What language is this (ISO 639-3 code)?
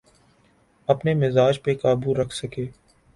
urd